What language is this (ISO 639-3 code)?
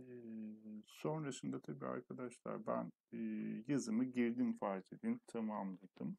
tur